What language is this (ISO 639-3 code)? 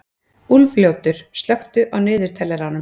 isl